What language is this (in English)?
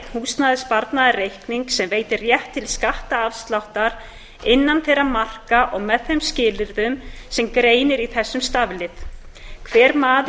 Icelandic